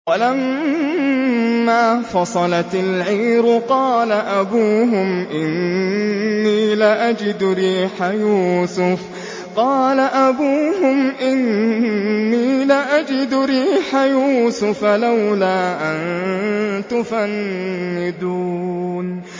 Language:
Arabic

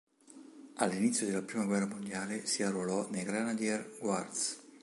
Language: Italian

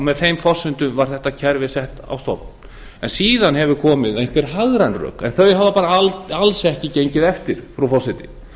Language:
Icelandic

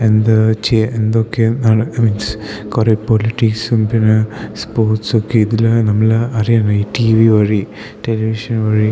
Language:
Malayalam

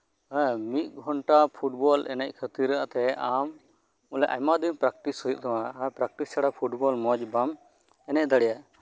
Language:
Santali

